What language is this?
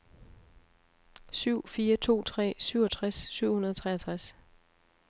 Danish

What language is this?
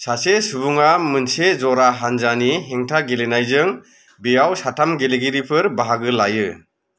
Bodo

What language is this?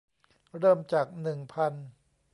Thai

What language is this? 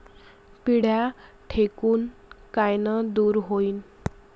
Marathi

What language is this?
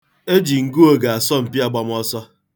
Igbo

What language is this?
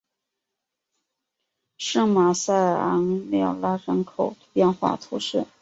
Chinese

